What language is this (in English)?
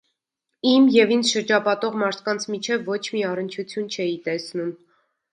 Armenian